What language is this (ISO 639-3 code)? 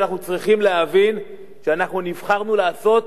heb